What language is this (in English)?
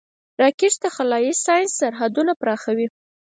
Pashto